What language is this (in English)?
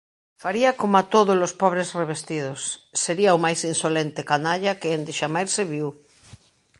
Galician